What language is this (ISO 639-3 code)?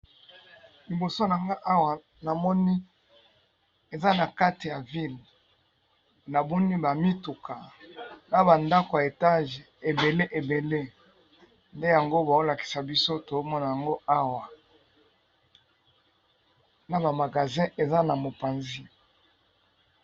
lin